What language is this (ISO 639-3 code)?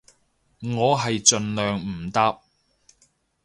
yue